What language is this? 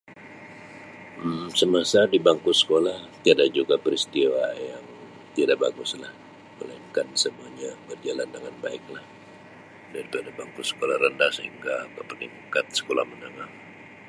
Sabah Malay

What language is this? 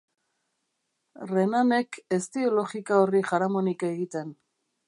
Basque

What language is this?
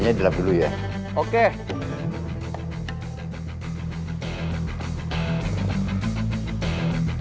Indonesian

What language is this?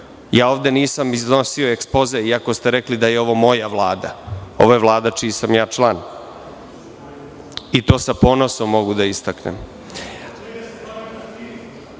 Serbian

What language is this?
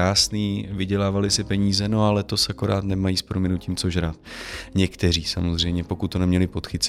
Czech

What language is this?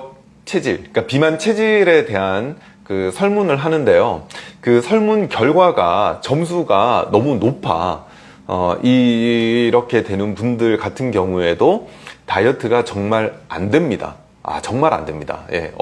Korean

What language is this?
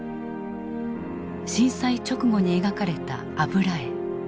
Japanese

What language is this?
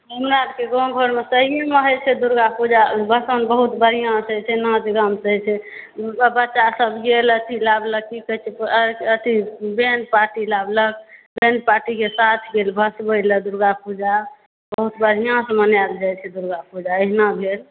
Maithili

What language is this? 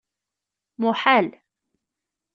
Kabyle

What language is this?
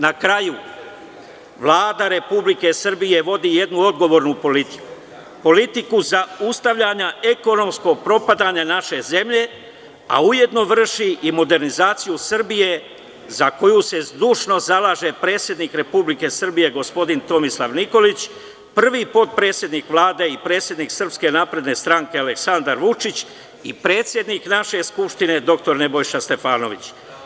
Serbian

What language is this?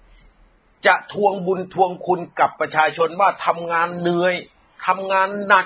Thai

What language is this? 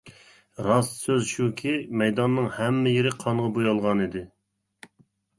Uyghur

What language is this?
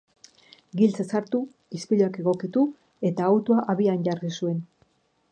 Basque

